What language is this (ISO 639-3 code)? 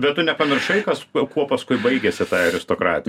lit